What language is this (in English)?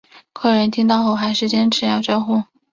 Chinese